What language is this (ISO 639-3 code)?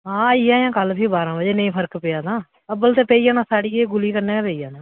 doi